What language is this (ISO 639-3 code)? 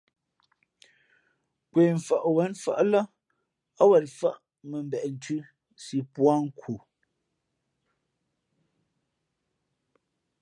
fmp